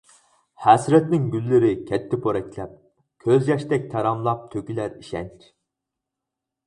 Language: Uyghur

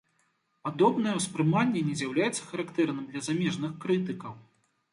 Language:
Belarusian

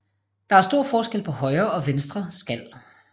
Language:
Danish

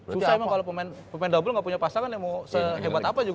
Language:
Indonesian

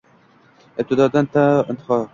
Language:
Uzbek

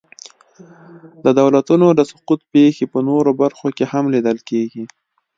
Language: Pashto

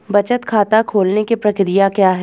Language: Hindi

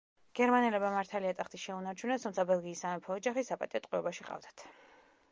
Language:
Georgian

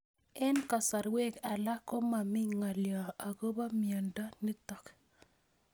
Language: Kalenjin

